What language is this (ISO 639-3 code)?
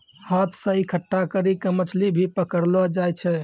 mai